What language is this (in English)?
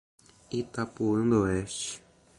Portuguese